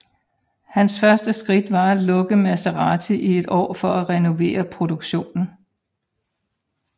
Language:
Danish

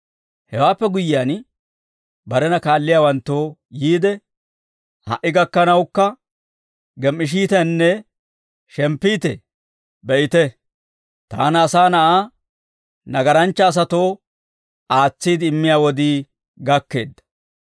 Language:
Dawro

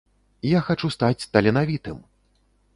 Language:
Belarusian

